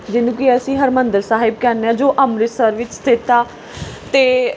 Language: Punjabi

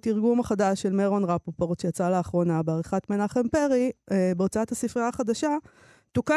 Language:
Hebrew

